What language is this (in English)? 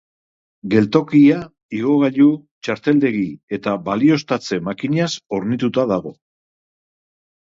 Basque